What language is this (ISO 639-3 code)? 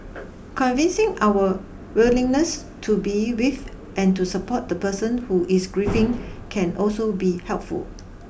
eng